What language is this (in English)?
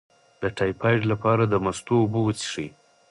Pashto